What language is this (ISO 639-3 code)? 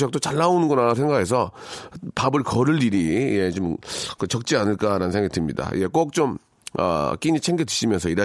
kor